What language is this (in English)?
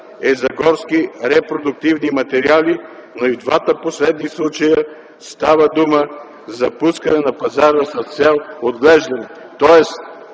Bulgarian